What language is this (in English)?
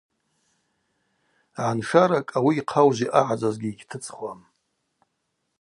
Abaza